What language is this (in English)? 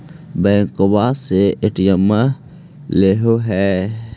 Magahi